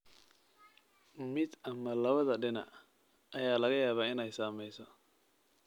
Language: Somali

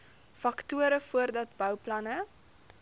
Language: Afrikaans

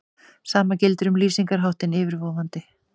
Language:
Icelandic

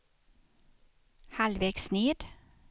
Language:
Swedish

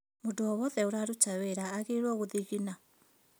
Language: Kikuyu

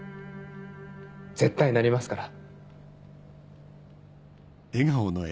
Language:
Japanese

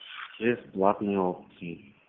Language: Russian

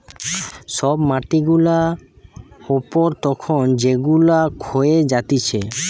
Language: Bangla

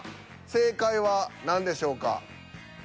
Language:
Japanese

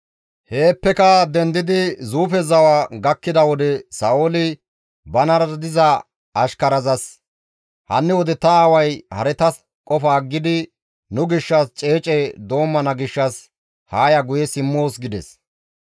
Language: Gamo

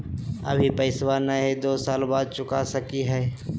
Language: Magahi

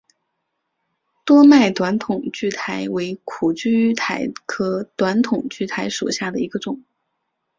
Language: Chinese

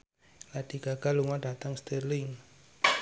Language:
Javanese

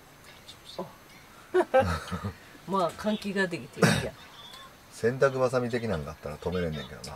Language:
Japanese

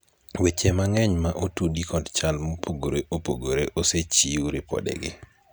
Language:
Luo (Kenya and Tanzania)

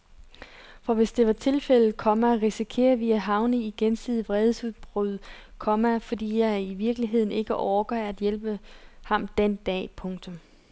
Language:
Danish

